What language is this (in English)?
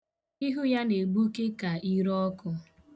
Igbo